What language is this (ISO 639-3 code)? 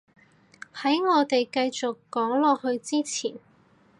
yue